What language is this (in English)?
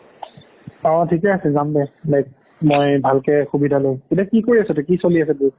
Assamese